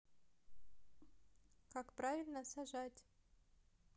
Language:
Russian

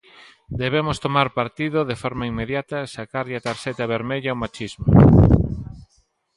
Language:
Galician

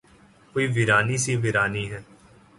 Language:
Urdu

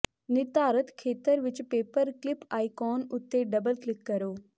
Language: Punjabi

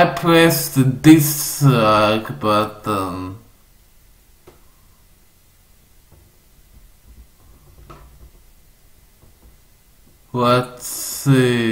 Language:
English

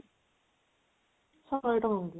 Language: Odia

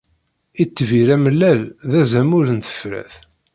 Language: Kabyle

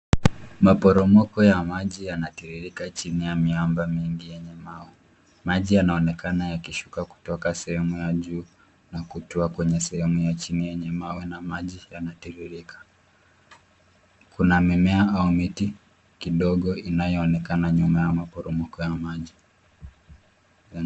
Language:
Swahili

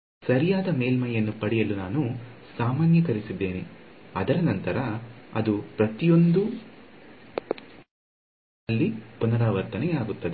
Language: Kannada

